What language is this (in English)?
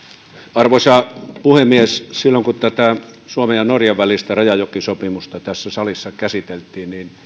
Finnish